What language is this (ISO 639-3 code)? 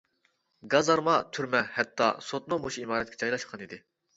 uig